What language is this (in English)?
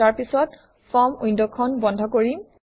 Assamese